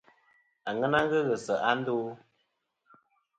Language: Kom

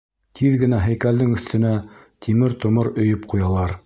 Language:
Bashkir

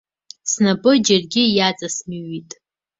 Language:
Abkhazian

